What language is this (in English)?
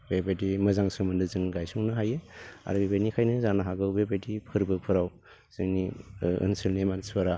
Bodo